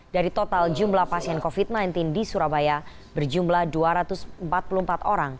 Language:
Indonesian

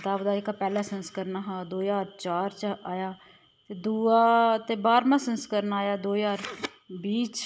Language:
Dogri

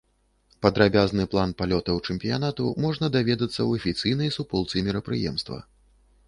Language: Belarusian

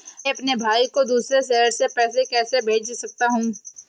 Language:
Hindi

